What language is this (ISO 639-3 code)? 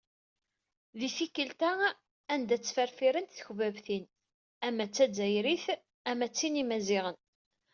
kab